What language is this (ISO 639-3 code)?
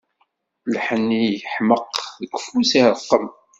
kab